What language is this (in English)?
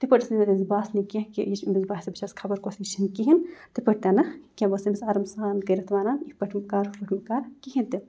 Kashmiri